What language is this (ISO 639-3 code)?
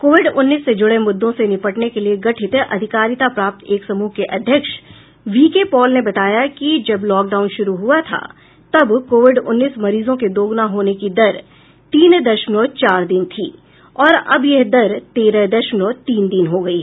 hin